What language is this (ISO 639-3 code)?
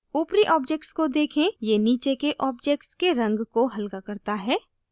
hin